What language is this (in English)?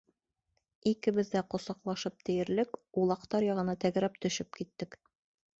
Bashkir